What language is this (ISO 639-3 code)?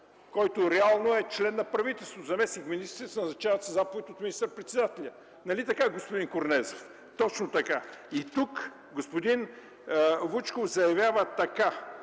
bul